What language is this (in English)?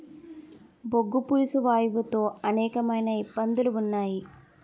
Telugu